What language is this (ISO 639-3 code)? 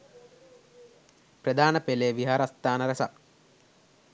sin